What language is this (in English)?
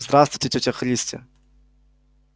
Russian